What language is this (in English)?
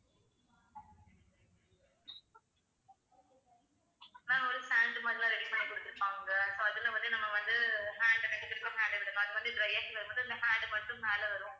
Tamil